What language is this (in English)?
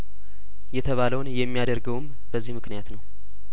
Amharic